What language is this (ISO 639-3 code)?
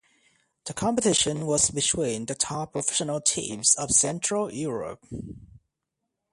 eng